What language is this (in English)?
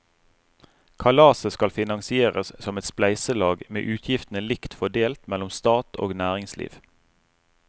Norwegian